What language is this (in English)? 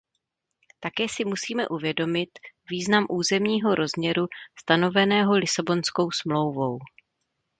Czech